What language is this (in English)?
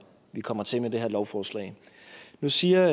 Danish